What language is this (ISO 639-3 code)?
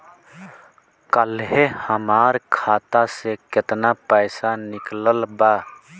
bho